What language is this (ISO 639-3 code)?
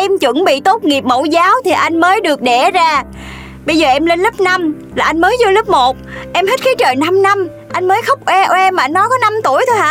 vie